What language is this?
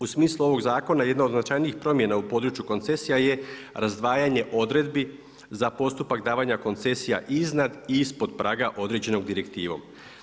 Croatian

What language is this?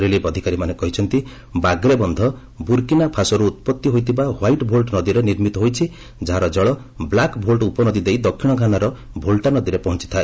Odia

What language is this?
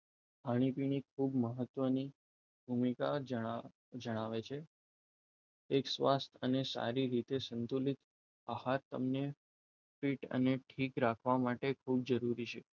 Gujarati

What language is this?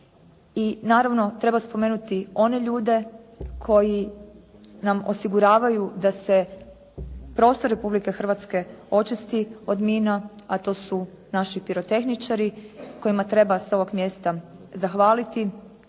Croatian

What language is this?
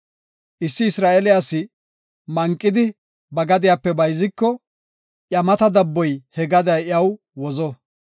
Gofa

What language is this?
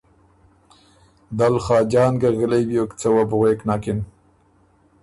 Ormuri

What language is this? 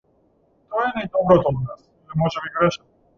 Macedonian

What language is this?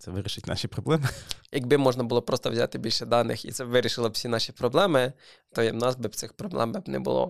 Ukrainian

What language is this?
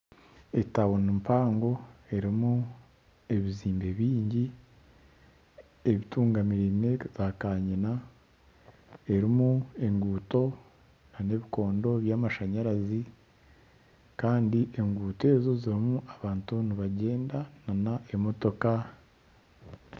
Nyankole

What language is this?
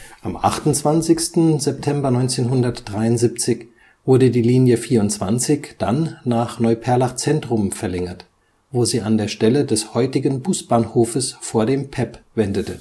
German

